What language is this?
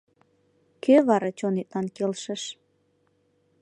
Mari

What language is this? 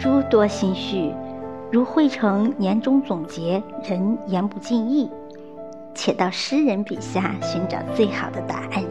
Chinese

